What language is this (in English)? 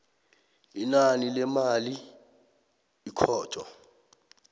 South Ndebele